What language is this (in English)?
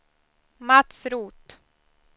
Swedish